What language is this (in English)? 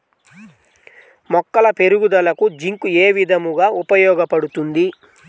Telugu